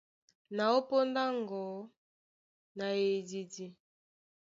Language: Duala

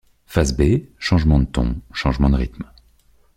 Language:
French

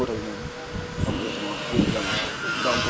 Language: Wolof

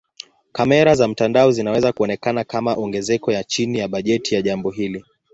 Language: Swahili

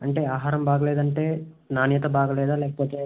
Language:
Telugu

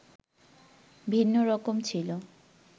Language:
Bangla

